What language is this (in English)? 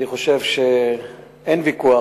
Hebrew